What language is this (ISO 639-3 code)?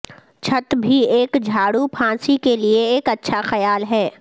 urd